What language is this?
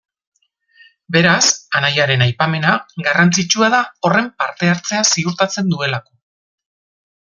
Basque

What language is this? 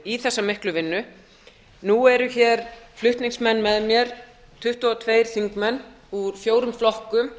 Icelandic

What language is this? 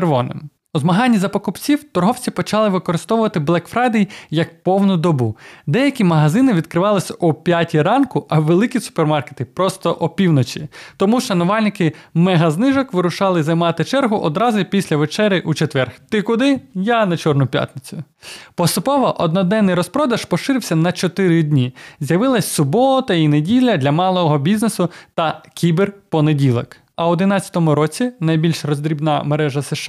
Ukrainian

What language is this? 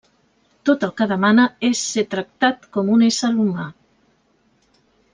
Catalan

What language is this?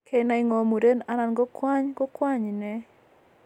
Kalenjin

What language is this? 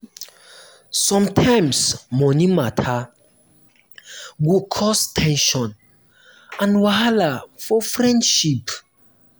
Nigerian Pidgin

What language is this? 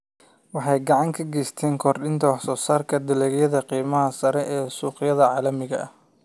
Somali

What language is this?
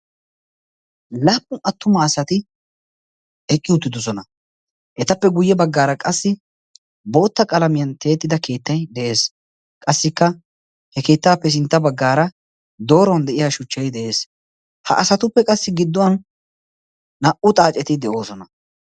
Wolaytta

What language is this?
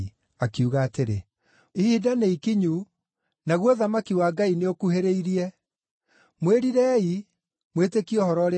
Kikuyu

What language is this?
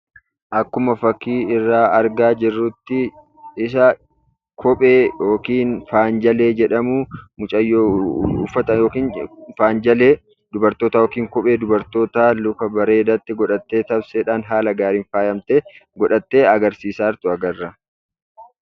Oromo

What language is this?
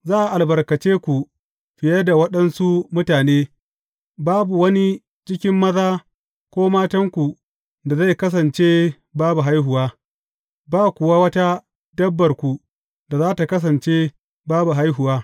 Hausa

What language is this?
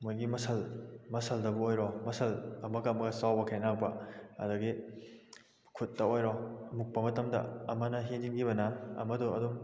Manipuri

